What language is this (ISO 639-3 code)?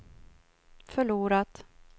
swe